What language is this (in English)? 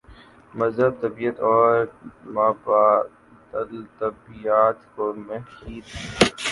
Urdu